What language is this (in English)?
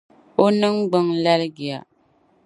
Dagbani